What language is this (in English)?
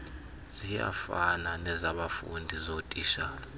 Xhosa